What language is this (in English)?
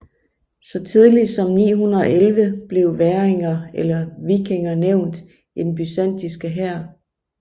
Danish